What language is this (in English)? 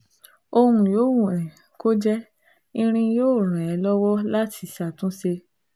Yoruba